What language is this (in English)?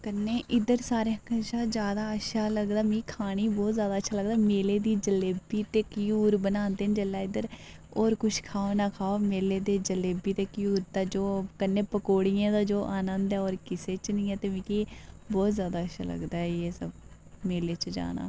Dogri